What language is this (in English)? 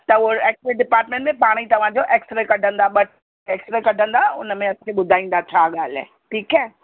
Sindhi